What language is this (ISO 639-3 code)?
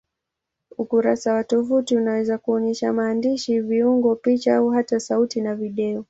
swa